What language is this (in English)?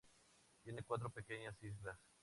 Spanish